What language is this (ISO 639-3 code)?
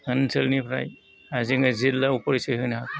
brx